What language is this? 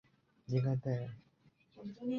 Chinese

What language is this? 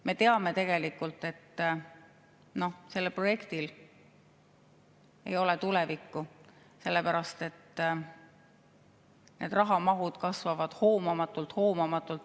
Estonian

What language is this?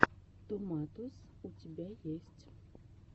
Russian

